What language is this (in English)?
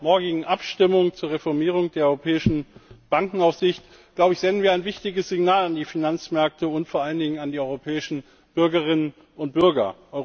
German